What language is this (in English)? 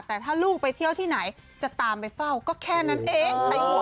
Thai